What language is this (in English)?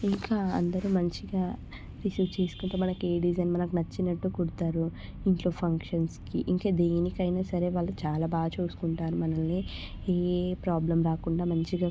Telugu